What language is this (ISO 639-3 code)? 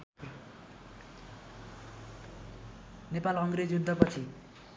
nep